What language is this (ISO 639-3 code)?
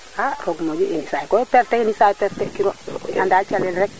srr